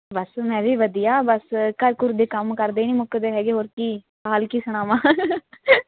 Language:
Punjabi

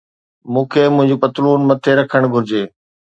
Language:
Sindhi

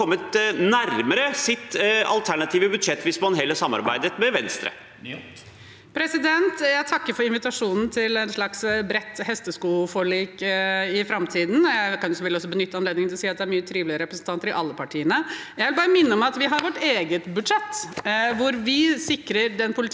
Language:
Norwegian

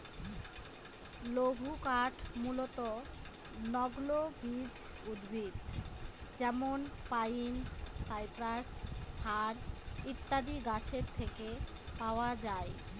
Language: Bangla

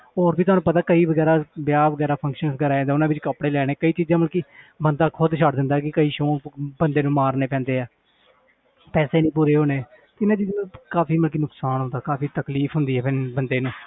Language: Punjabi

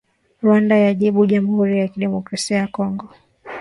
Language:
Swahili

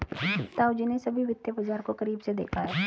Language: Hindi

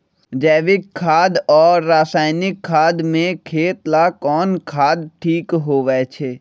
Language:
Magahi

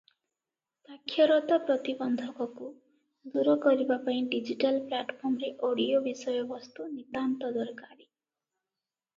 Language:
Odia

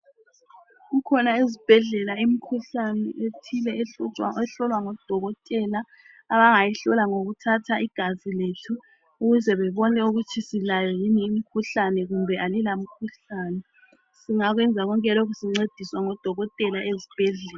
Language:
North Ndebele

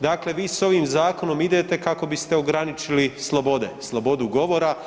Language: Croatian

